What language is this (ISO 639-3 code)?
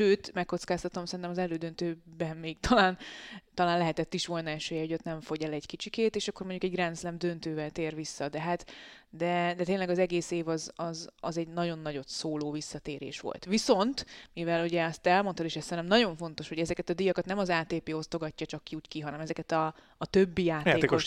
hun